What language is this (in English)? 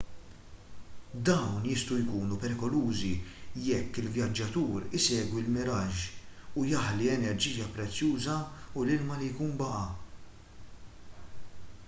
Maltese